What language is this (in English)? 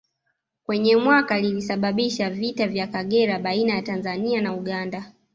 Swahili